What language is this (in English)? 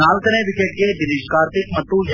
Kannada